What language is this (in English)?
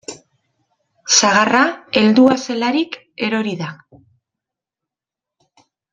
Basque